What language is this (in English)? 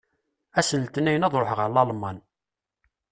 Kabyle